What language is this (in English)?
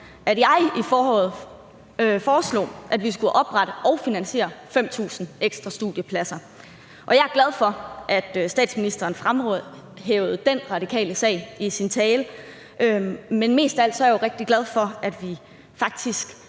Danish